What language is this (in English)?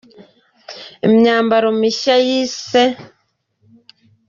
Kinyarwanda